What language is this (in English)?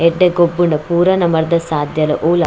Tulu